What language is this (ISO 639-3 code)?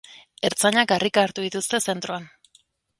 eus